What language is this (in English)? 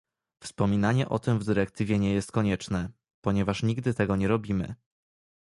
Polish